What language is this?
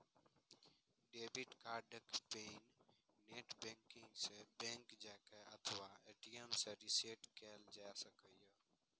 Maithili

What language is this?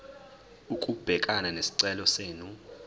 Zulu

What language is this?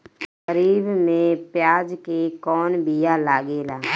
Bhojpuri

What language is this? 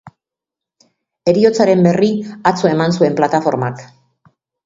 Basque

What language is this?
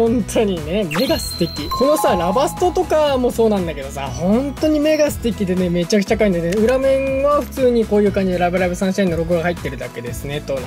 Japanese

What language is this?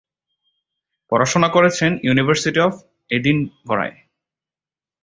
Bangla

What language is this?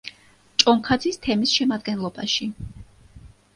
Georgian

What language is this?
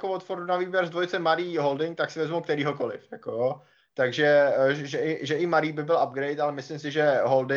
Czech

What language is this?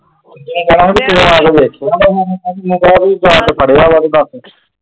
Punjabi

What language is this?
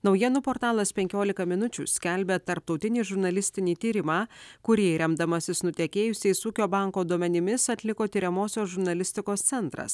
Lithuanian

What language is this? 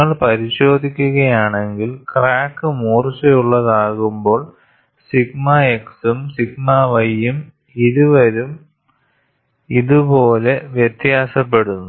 Malayalam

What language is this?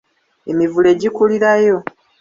Ganda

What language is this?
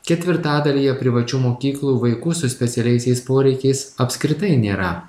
Lithuanian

